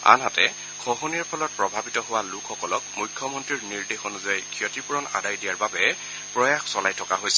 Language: Assamese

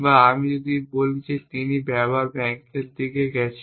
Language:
Bangla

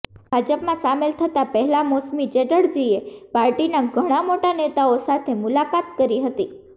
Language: Gujarati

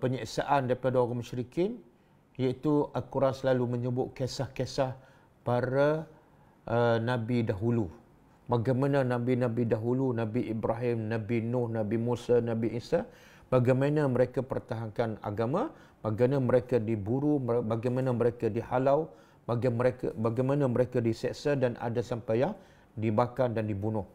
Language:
Malay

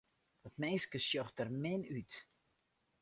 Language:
Western Frisian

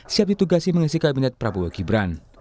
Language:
Indonesian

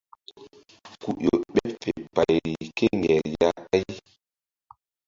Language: Mbum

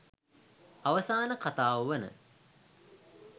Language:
Sinhala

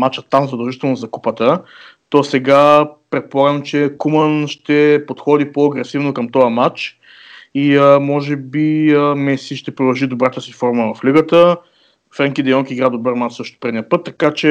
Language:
Bulgarian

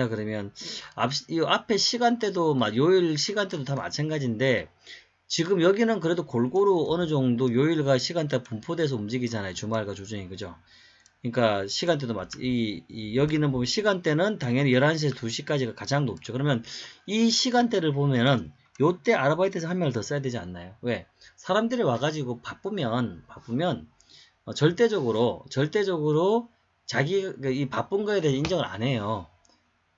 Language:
Korean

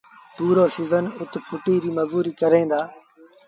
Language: Sindhi Bhil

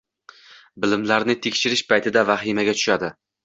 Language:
Uzbek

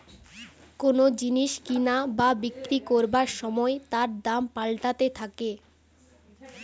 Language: Bangla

